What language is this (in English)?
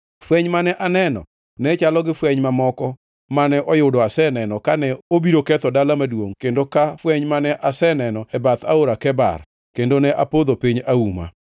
Luo (Kenya and Tanzania)